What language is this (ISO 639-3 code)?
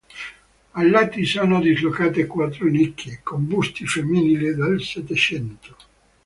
ita